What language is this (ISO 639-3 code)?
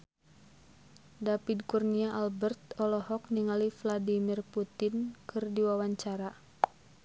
sun